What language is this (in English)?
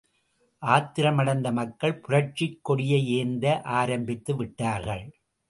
Tamil